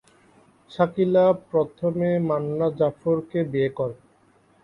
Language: Bangla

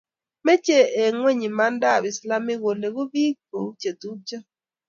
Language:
Kalenjin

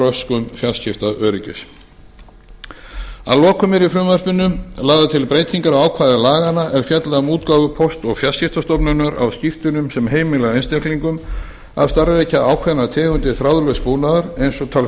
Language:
Icelandic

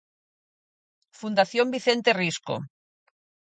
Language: Galician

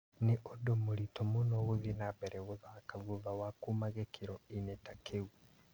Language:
Kikuyu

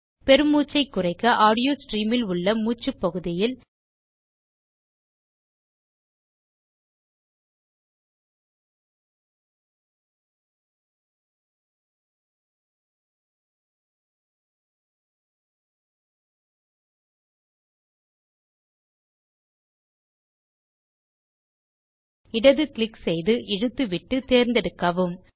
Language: Tamil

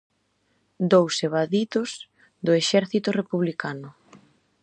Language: Galician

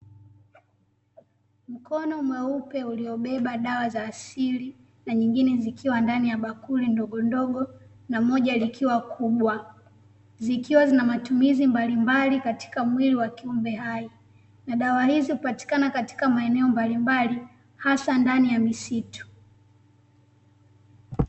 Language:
Swahili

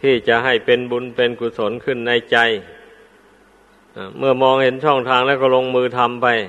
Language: Thai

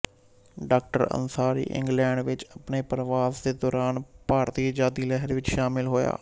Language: Punjabi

